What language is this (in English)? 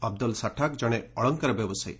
Odia